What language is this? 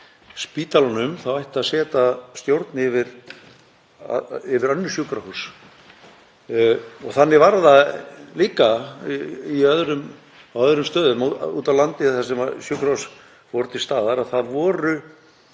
Icelandic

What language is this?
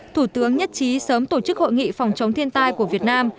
Vietnamese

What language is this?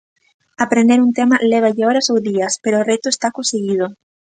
Galician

